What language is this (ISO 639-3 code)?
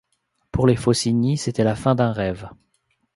fra